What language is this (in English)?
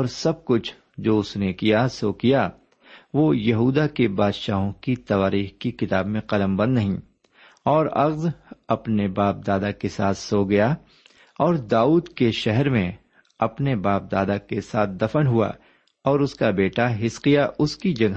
Urdu